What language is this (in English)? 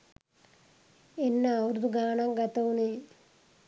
Sinhala